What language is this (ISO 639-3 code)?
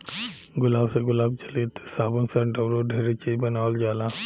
bho